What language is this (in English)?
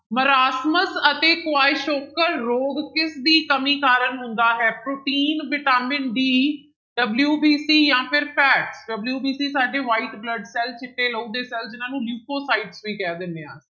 Punjabi